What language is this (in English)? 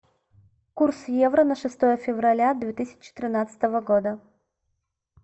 Russian